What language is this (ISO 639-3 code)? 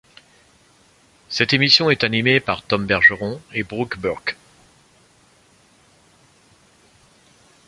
fra